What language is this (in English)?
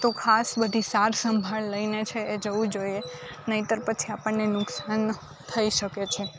Gujarati